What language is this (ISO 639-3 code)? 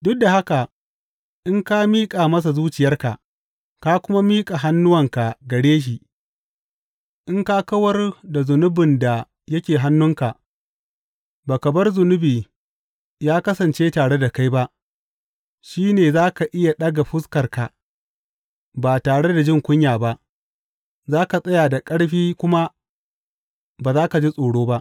hau